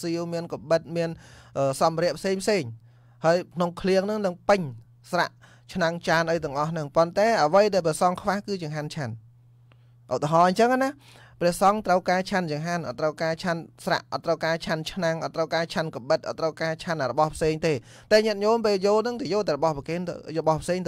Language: Vietnamese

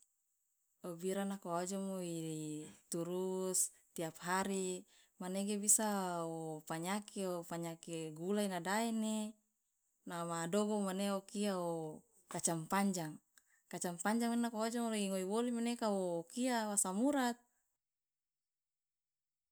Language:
Loloda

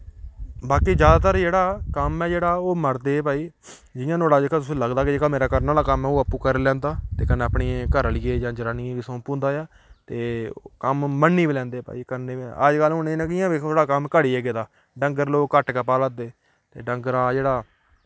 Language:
Dogri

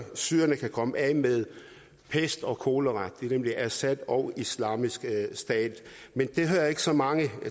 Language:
Danish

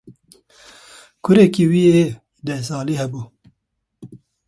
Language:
Kurdish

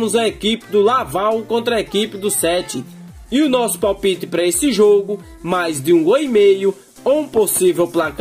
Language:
Portuguese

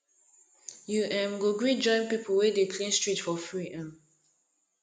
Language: Nigerian Pidgin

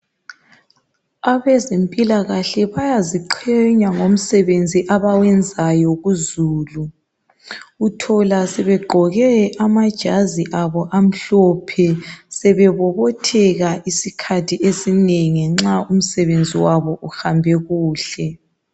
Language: North Ndebele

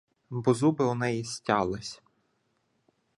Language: Ukrainian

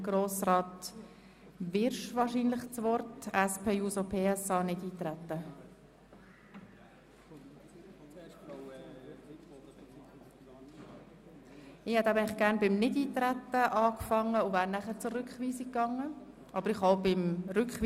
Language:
Swiss German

